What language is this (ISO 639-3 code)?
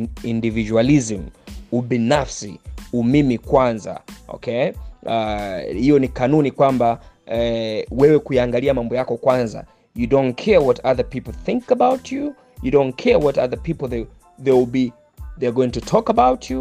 swa